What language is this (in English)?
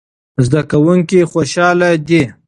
Pashto